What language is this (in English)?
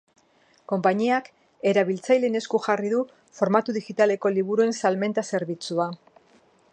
Basque